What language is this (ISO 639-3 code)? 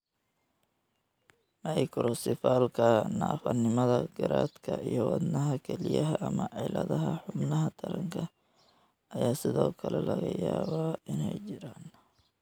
som